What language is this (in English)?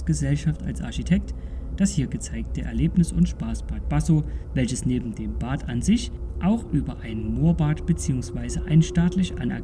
German